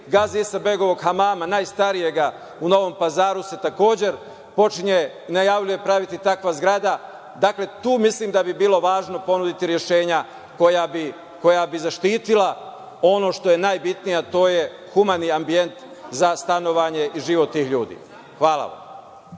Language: Serbian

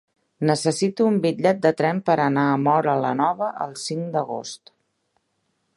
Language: Catalan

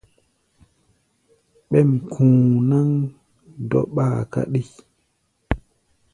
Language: Gbaya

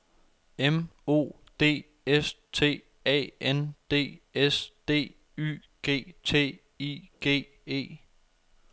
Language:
Danish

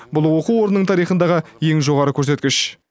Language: Kazakh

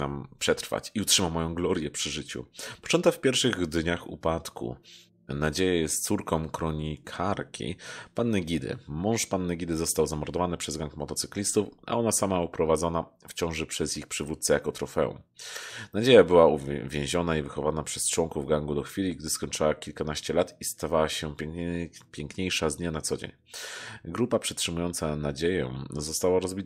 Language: Polish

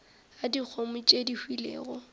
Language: Northern Sotho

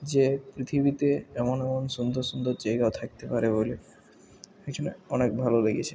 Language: Bangla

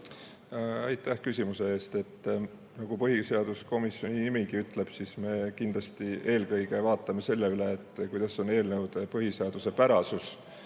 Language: Estonian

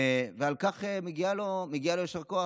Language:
Hebrew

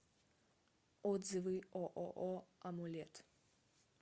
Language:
Russian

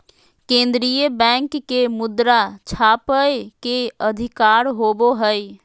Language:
Magahi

